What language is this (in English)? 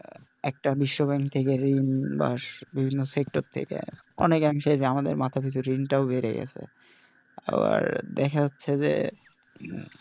Bangla